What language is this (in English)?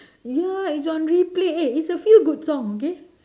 English